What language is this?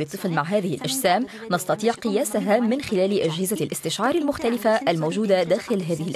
Arabic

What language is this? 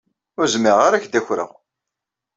Kabyle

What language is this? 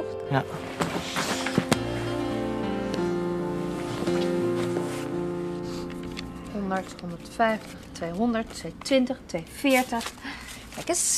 Dutch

